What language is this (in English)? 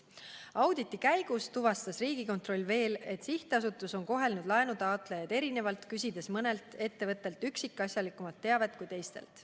Estonian